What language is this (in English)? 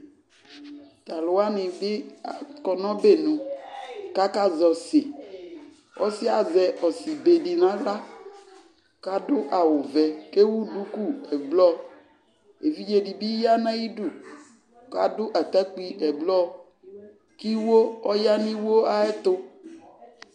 Ikposo